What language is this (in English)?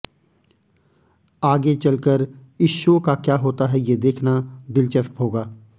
Hindi